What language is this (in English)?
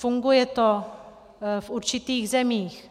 Czech